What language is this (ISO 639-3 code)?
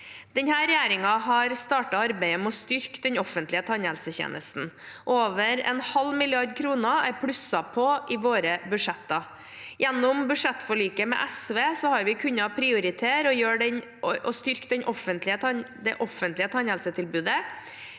nor